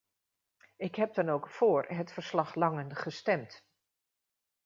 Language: Dutch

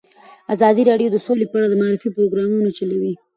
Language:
Pashto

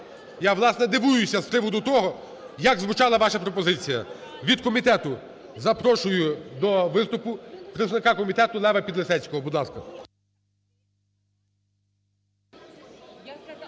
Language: Ukrainian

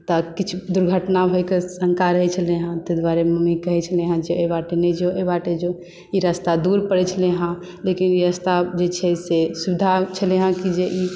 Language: Maithili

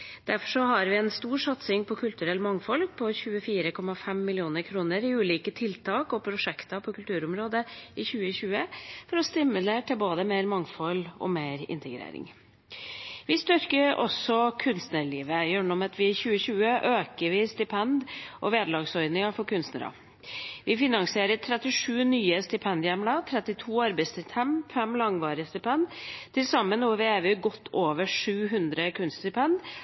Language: Norwegian Bokmål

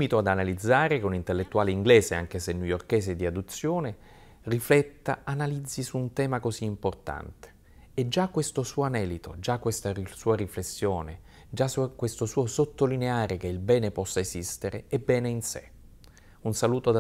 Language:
Italian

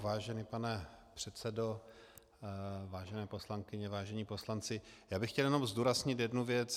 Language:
Czech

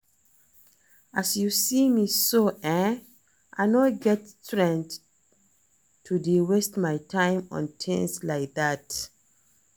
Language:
Nigerian Pidgin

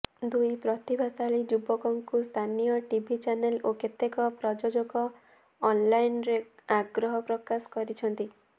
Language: Odia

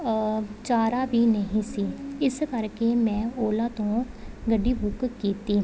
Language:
Punjabi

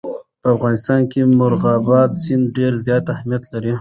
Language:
Pashto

